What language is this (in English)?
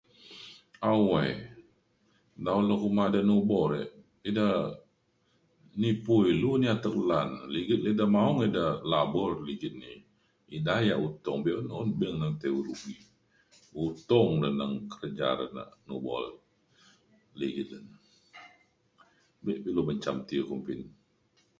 Mainstream Kenyah